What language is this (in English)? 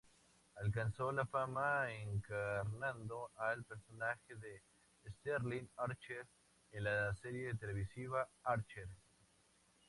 Spanish